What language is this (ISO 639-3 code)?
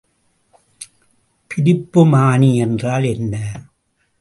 tam